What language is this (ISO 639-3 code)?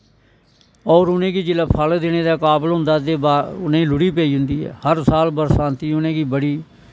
doi